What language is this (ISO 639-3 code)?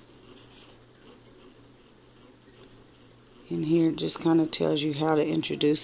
eng